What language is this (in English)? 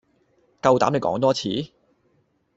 Cantonese